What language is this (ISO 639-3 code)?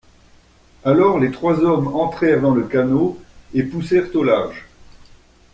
fra